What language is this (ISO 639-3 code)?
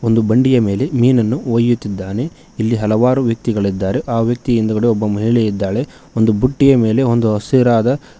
kan